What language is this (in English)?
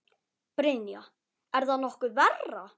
Icelandic